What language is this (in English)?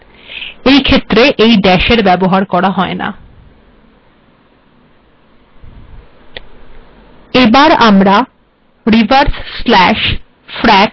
Bangla